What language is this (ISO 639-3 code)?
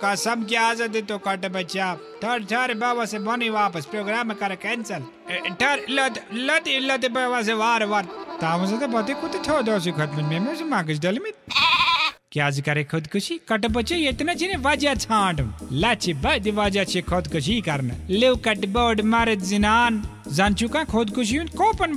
hin